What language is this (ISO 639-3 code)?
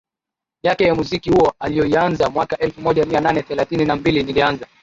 swa